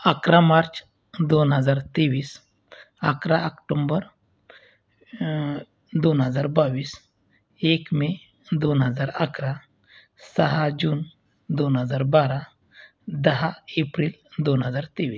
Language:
Marathi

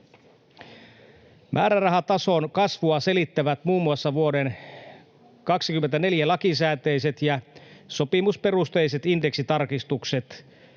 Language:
Finnish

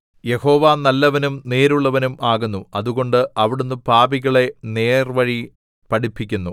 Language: Malayalam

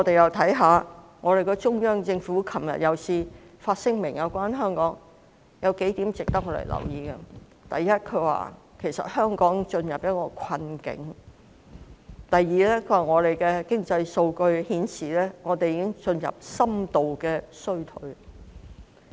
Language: Cantonese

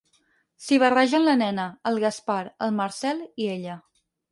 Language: Catalan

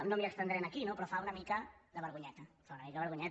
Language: Catalan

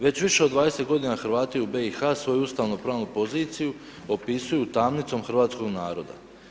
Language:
Croatian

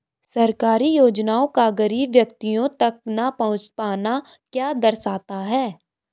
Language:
Hindi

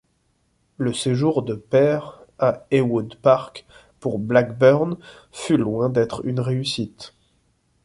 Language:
French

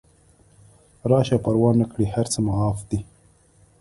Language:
Pashto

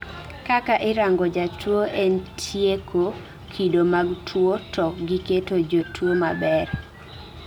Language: Luo (Kenya and Tanzania)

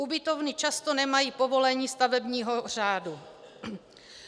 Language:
Czech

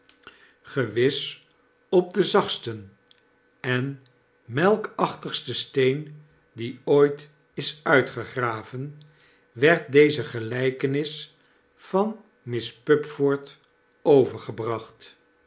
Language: Dutch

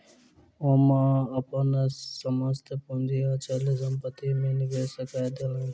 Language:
Maithili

